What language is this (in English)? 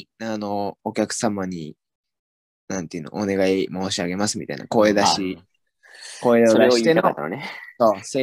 Japanese